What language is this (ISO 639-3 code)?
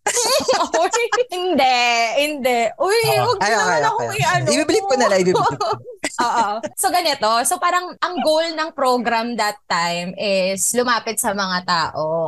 fil